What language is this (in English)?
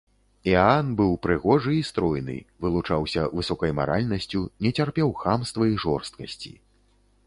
Belarusian